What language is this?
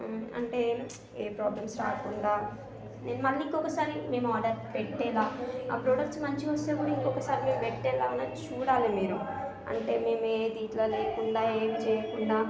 Telugu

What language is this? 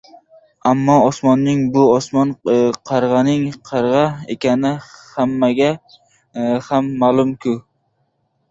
Uzbek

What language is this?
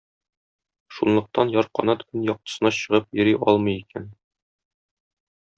Tatar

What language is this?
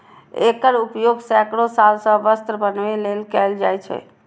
Maithili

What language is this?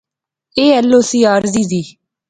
Pahari-Potwari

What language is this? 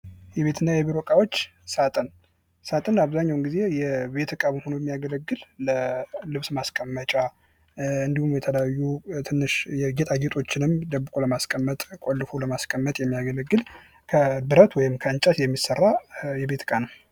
Amharic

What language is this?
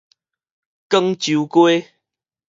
Min Nan Chinese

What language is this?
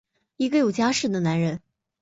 Chinese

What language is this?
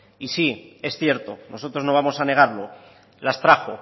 Spanish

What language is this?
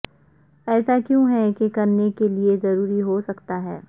Urdu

